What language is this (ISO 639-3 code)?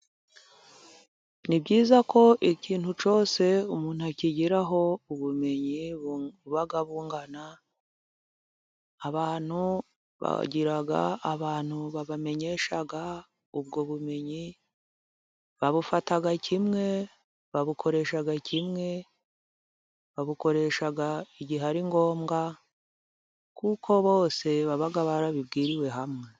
kin